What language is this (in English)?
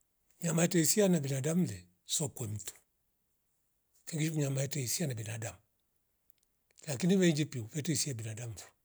Rombo